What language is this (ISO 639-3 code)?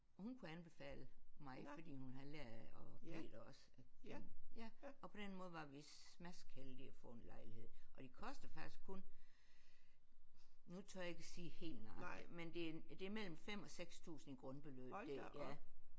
dan